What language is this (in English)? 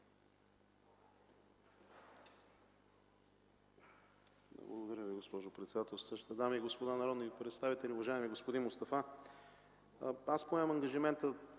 Bulgarian